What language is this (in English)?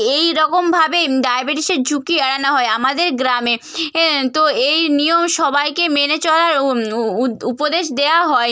Bangla